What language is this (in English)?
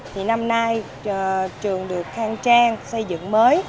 Vietnamese